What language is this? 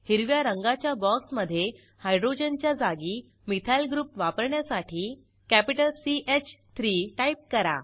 Marathi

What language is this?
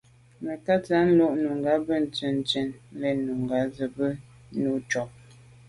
Medumba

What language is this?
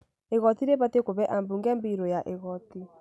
Kikuyu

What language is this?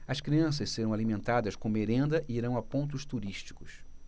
Portuguese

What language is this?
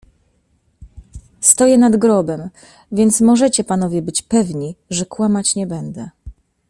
Polish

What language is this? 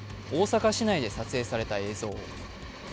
Japanese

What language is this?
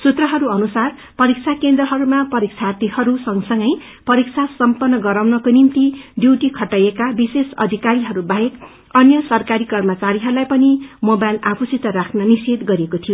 Nepali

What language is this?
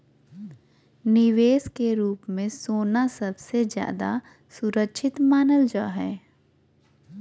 Magahi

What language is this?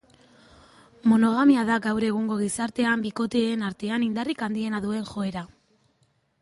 Basque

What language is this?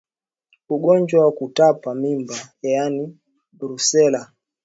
Swahili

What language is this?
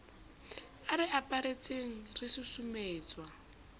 Southern Sotho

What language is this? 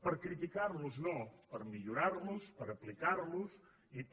Catalan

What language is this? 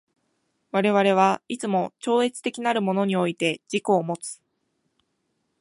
Japanese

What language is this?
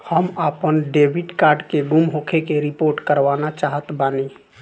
Bhojpuri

